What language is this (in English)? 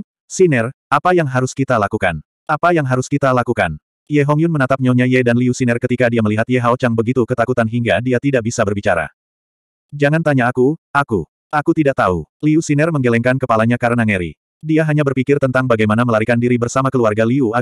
Indonesian